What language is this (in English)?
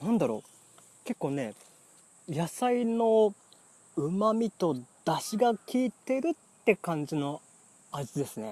Japanese